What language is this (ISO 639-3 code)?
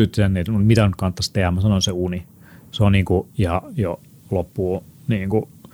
fin